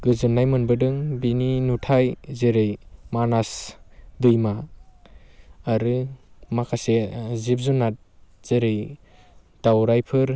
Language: Bodo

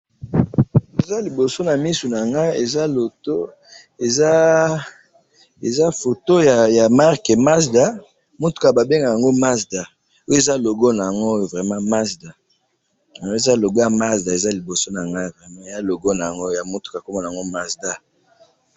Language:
Lingala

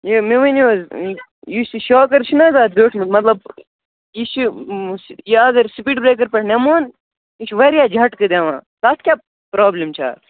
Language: Kashmiri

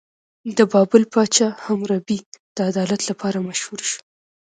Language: Pashto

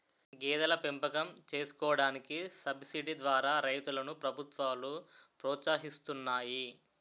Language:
Telugu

